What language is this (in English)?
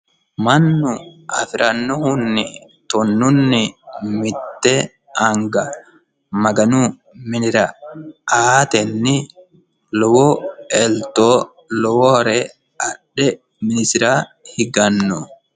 Sidamo